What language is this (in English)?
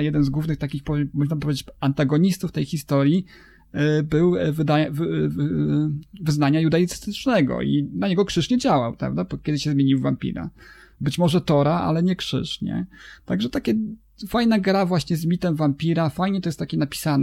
Polish